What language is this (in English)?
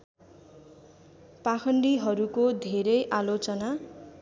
Nepali